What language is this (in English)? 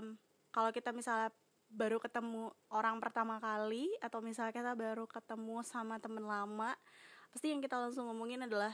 Indonesian